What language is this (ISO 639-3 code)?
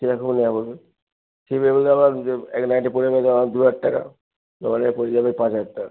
ben